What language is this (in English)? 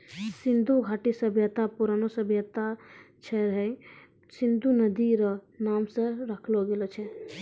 Maithili